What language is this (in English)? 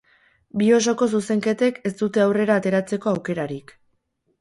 Basque